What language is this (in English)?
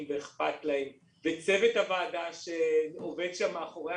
Hebrew